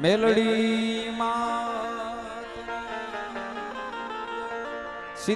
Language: Hindi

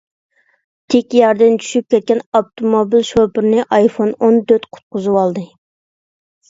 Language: Uyghur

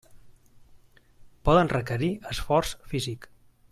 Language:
Catalan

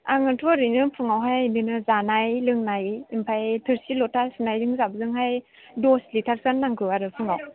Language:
Bodo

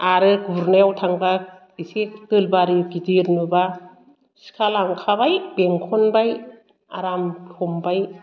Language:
Bodo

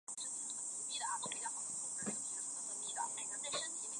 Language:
Chinese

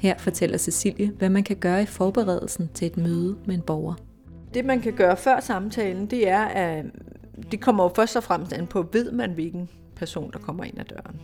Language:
Danish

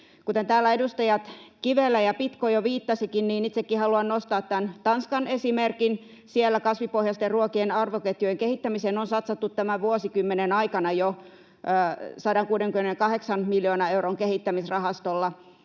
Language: Finnish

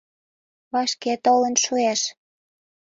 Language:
Mari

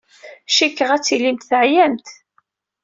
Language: Kabyle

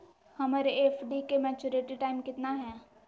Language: Magahi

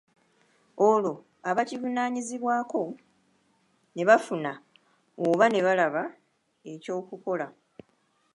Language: Ganda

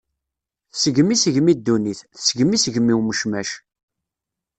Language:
Kabyle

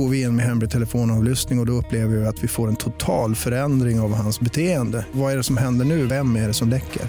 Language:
Swedish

